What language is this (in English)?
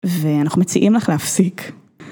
Hebrew